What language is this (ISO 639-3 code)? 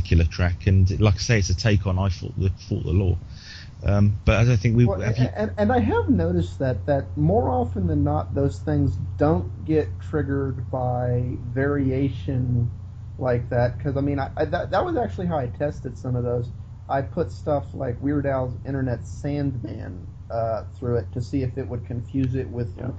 eng